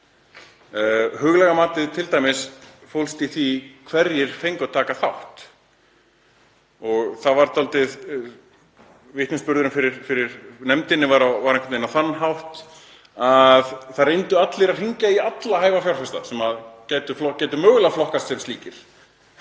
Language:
Icelandic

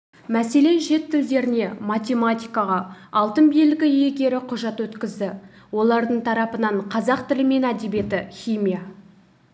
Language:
Kazakh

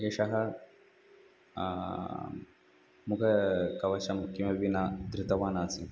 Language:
Sanskrit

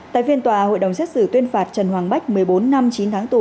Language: Vietnamese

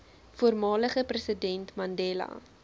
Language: Afrikaans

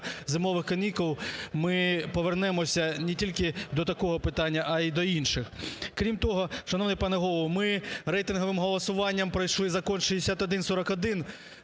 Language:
Ukrainian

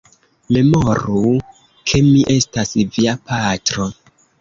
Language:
Esperanto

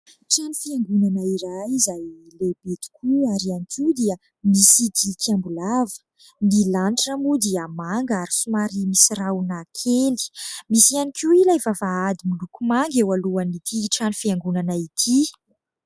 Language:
Malagasy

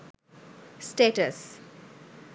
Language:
Bangla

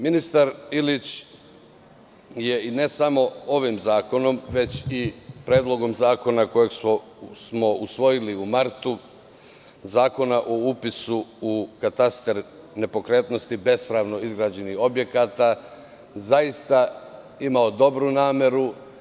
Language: Serbian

